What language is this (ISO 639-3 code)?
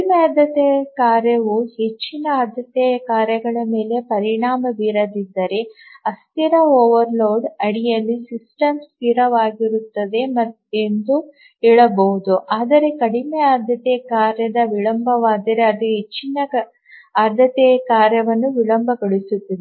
kan